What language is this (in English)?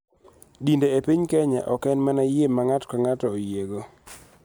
Luo (Kenya and Tanzania)